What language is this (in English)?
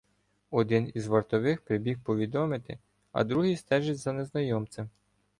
Ukrainian